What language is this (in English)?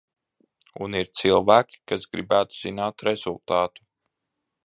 Latvian